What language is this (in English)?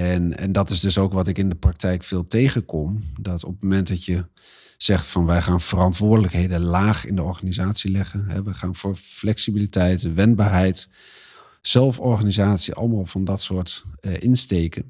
Dutch